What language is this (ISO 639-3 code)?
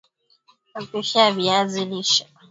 swa